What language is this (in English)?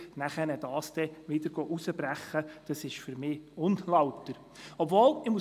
Swiss German